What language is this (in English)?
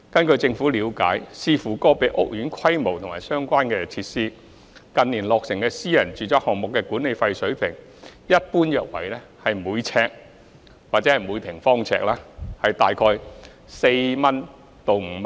Cantonese